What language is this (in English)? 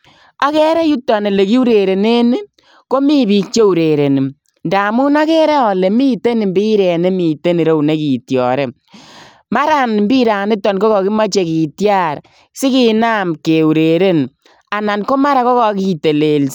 Kalenjin